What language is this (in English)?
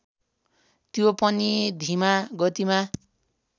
Nepali